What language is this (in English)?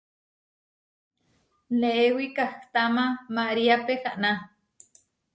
Huarijio